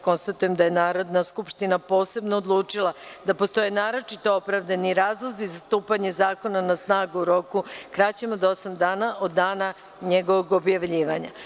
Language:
Serbian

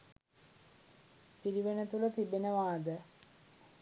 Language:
Sinhala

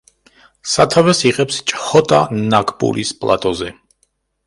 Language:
Georgian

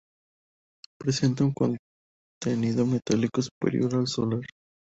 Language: Spanish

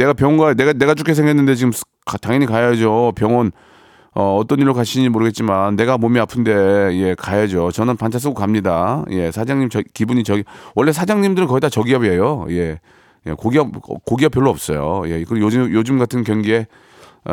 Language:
Korean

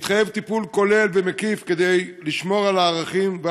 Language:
Hebrew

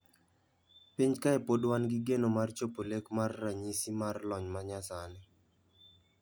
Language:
Luo (Kenya and Tanzania)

